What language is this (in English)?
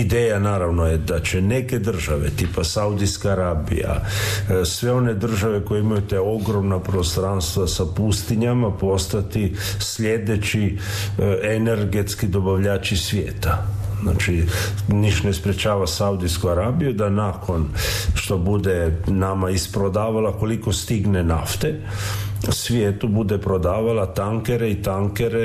Croatian